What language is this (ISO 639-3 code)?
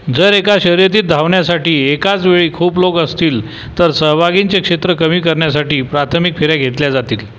mar